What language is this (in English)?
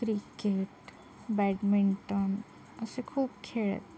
Marathi